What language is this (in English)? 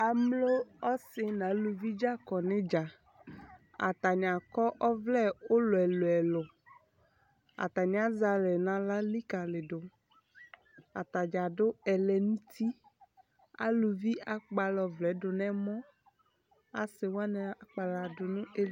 Ikposo